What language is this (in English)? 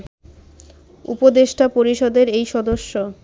Bangla